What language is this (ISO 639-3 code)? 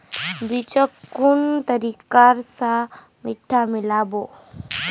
mag